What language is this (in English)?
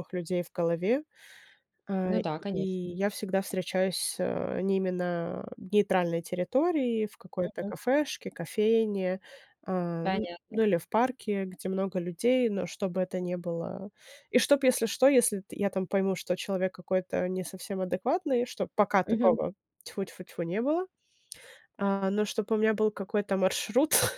Russian